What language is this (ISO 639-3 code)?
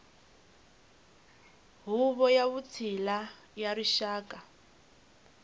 tso